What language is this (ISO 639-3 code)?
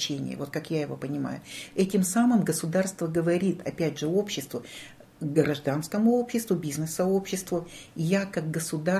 rus